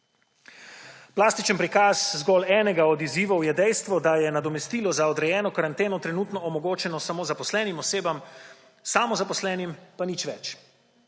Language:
Slovenian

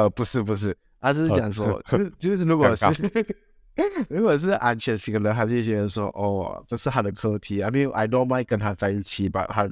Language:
Chinese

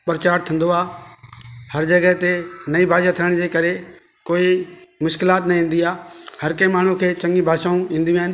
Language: Sindhi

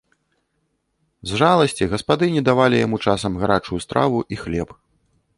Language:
Belarusian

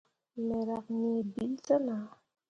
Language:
Mundang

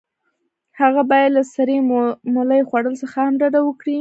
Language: Pashto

